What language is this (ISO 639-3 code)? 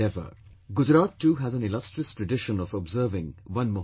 eng